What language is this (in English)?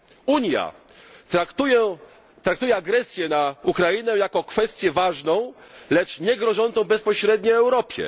Polish